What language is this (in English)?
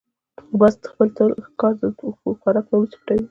Pashto